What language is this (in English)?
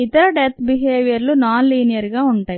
Telugu